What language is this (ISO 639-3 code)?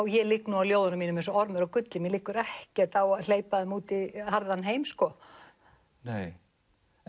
isl